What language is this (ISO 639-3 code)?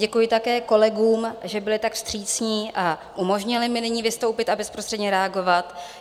ces